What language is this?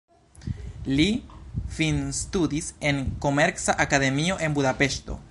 Esperanto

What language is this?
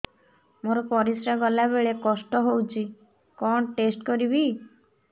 Odia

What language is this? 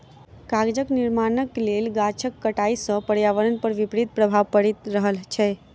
Maithili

